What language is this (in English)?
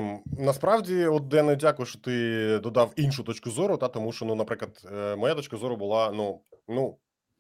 Ukrainian